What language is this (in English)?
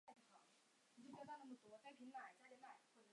Chinese